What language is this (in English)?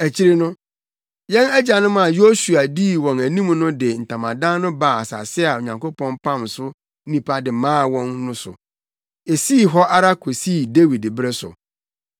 Akan